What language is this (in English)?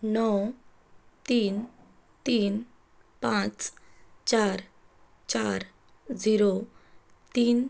Konkani